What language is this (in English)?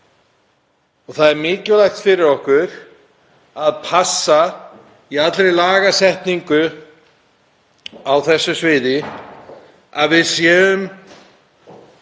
Icelandic